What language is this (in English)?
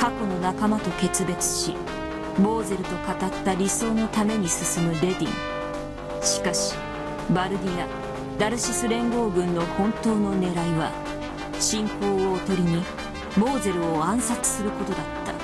Japanese